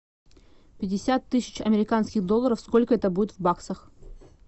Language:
Russian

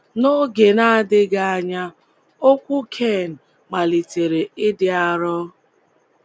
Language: Igbo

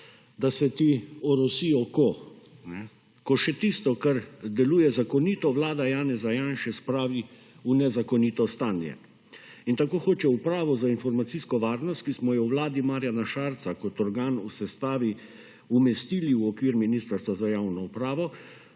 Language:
Slovenian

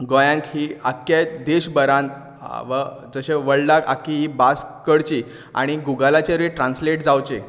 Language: Konkani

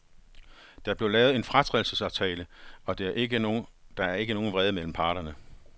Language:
Danish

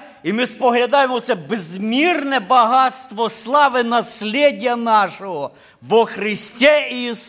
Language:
Ukrainian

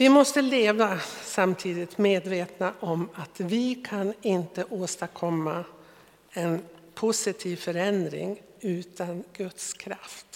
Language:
Swedish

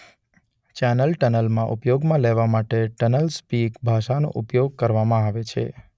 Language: Gujarati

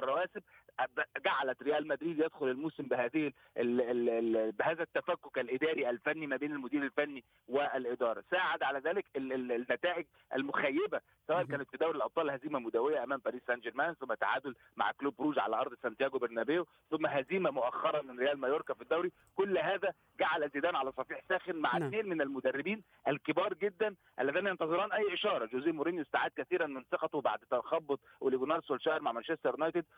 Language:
Arabic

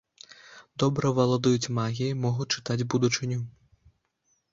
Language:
Belarusian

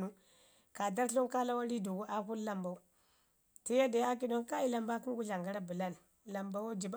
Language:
Ngizim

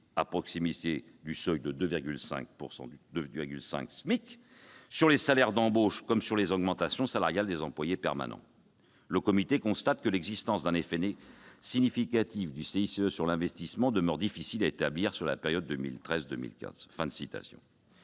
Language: French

